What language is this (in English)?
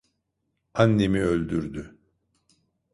Turkish